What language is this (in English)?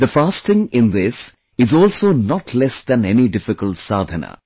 English